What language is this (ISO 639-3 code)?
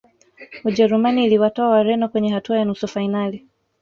swa